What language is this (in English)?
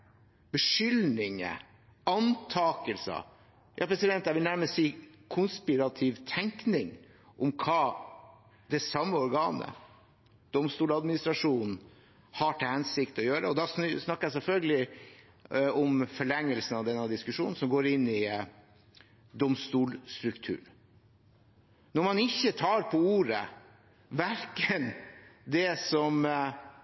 Norwegian Bokmål